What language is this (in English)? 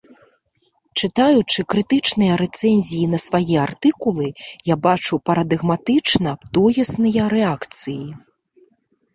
Belarusian